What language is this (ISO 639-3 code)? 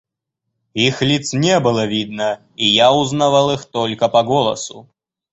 rus